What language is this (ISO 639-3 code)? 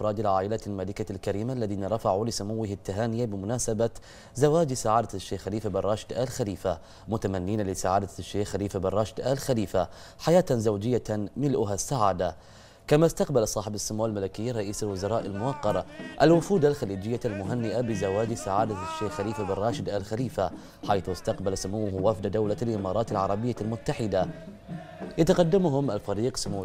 ara